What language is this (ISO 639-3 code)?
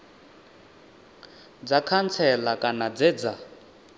ven